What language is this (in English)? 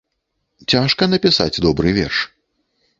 Belarusian